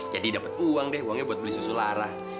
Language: Indonesian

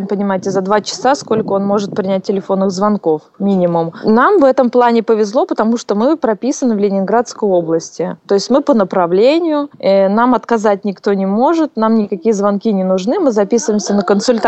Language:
Russian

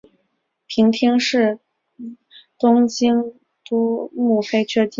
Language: Chinese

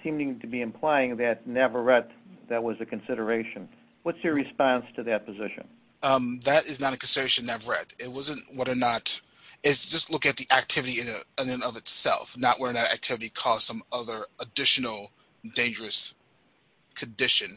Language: English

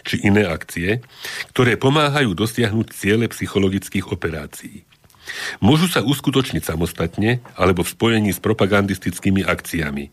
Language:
Slovak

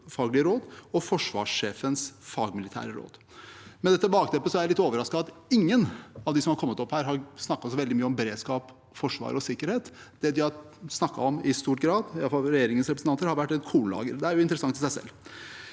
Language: Norwegian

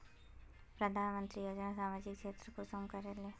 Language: Magahi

